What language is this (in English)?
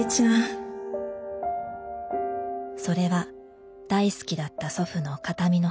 Japanese